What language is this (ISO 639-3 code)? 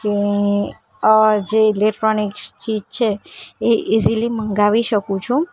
guj